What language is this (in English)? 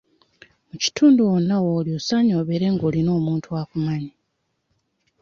Ganda